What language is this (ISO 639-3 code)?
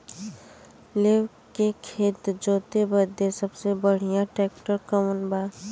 bho